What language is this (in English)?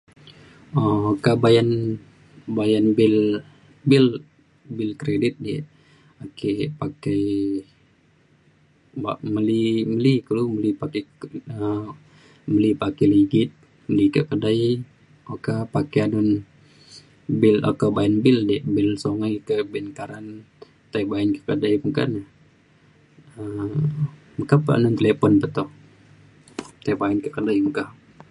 Mainstream Kenyah